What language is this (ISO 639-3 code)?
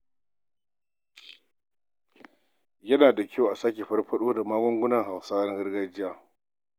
hau